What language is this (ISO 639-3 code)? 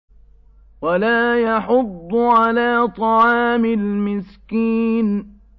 ara